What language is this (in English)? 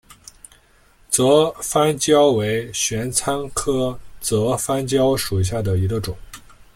Chinese